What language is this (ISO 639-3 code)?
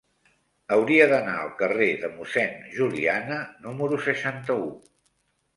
cat